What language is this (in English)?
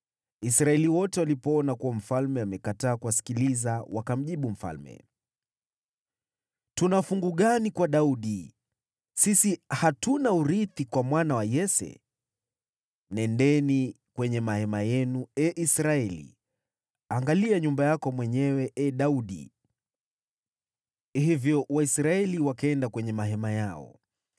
Swahili